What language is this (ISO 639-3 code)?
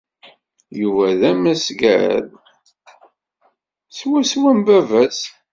kab